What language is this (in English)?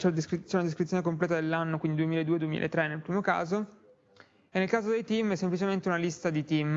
Italian